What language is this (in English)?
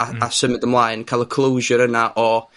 Welsh